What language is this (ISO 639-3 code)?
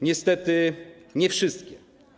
pol